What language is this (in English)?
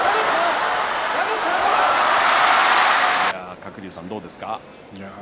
Japanese